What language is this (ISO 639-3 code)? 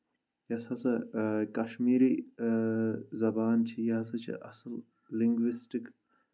kas